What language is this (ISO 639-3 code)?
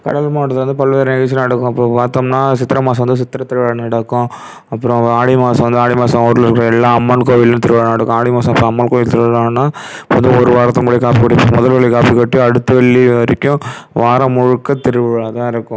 tam